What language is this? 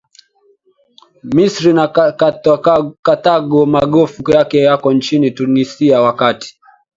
Swahili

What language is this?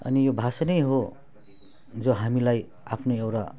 Nepali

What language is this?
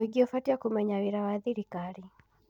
Kikuyu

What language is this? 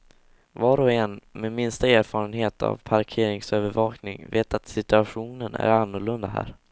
Swedish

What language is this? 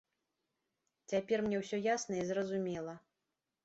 Belarusian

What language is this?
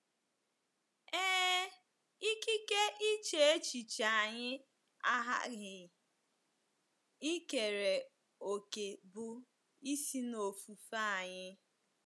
Igbo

